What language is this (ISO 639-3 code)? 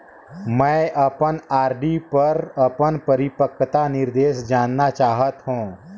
hne